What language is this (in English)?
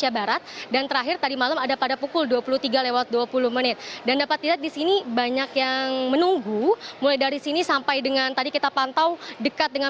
Indonesian